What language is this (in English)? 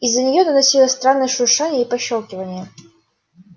Russian